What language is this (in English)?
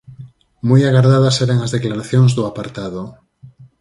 Galician